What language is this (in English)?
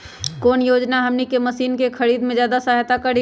Magahi